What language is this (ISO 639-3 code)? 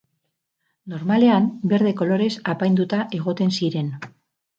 eus